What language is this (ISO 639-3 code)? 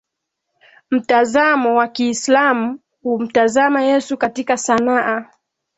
swa